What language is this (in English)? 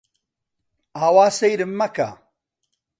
Central Kurdish